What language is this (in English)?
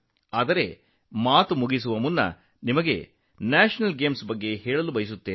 Kannada